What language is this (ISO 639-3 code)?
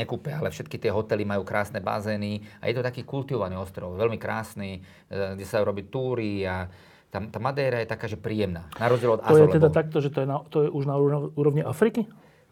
slk